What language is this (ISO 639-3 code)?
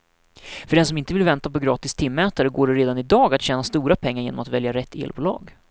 swe